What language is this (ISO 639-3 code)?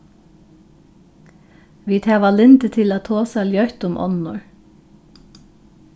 fao